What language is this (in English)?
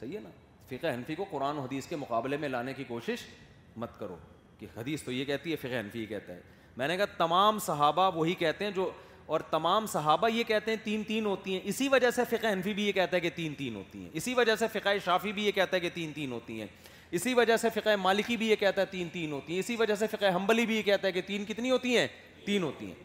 Urdu